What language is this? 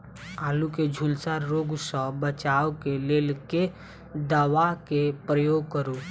Maithili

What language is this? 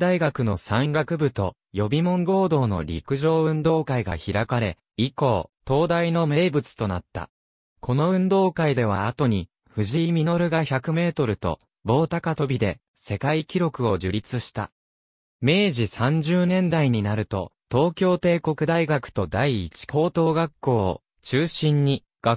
Japanese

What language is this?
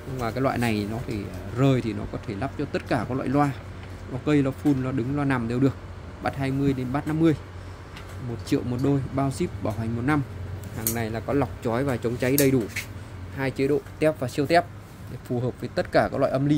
Vietnamese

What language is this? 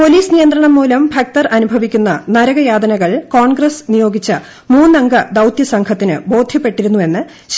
Malayalam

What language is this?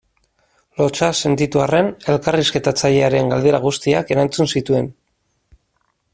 Basque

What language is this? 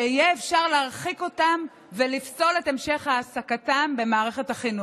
Hebrew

